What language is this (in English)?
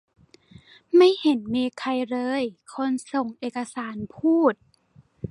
Thai